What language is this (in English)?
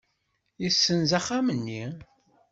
Kabyle